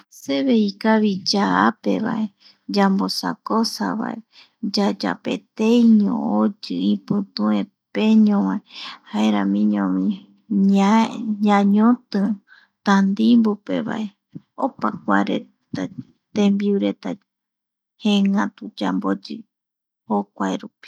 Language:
Eastern Bolivian Guaraní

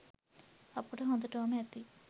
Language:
Sinhala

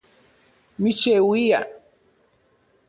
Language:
Central Puebla Nahuatl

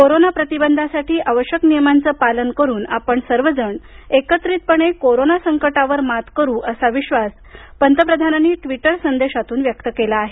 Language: Marathi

